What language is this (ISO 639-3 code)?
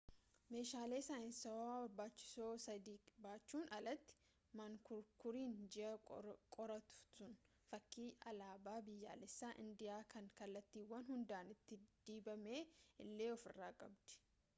orm